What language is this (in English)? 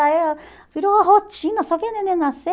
Portuguese